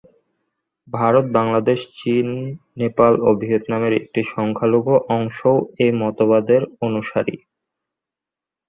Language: Bangla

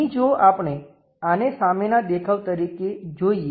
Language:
Gujarati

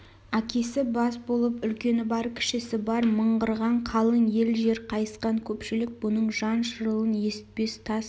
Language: Kazakh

